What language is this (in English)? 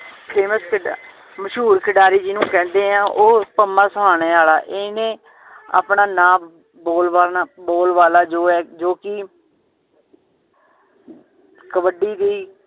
Punjabi